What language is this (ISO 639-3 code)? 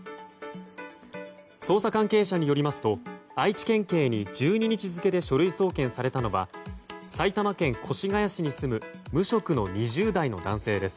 jpn